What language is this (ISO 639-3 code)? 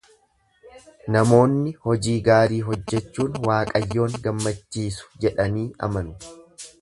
orm